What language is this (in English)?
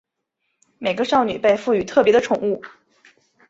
Chinese